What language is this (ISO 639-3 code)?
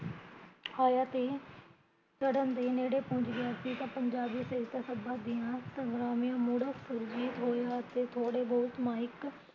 pan